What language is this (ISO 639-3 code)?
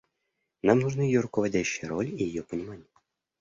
rus